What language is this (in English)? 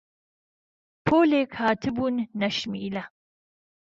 Central Kurdish